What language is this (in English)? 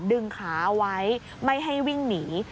Thai